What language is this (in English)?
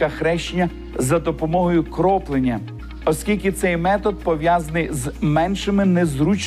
Ukrainian